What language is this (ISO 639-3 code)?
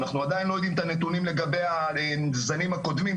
heb